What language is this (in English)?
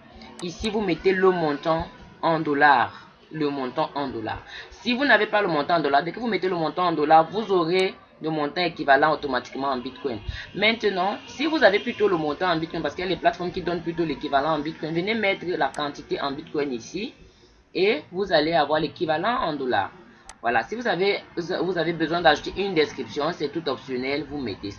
French